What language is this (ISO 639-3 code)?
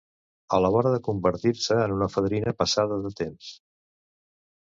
cat